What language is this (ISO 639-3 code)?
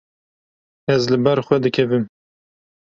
kur